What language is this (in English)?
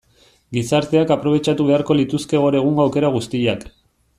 Basque